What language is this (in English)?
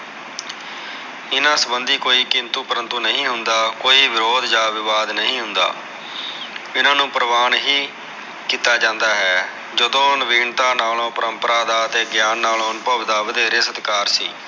Punjabi